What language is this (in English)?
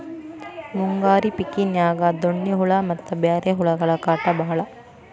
Kannada